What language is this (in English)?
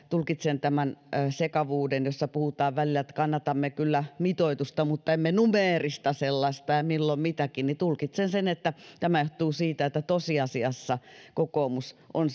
Finnish